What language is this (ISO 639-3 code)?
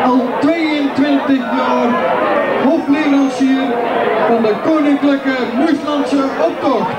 nld